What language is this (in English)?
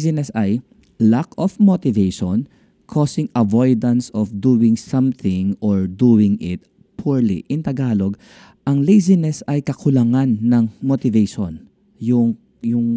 Filipino